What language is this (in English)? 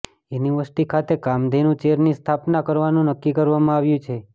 Gujarati